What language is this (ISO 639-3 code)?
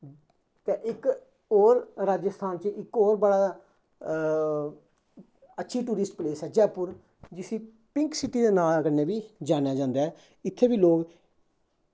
doi